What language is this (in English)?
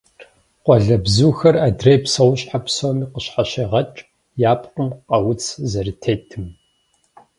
Kabardian